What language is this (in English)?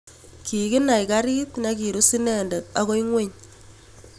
Kalenjin